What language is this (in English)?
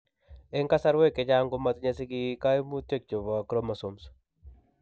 Kalenjin